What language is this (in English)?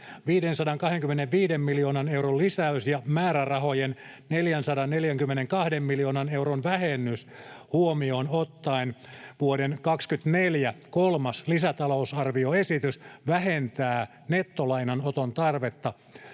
Finnish